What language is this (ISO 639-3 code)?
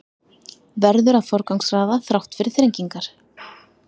isl